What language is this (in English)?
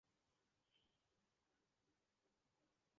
Urdu